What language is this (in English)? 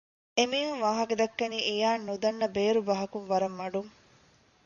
Divehi